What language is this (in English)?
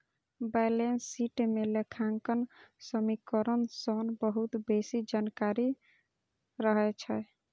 Maithili